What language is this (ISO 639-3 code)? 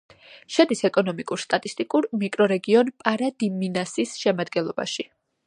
kat